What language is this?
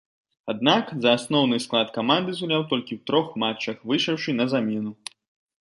Belarusian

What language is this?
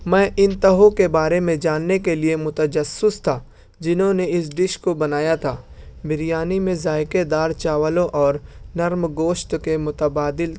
Urdu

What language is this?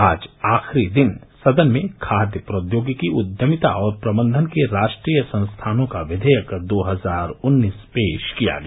Hindi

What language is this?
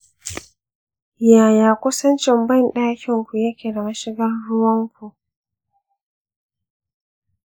Hausa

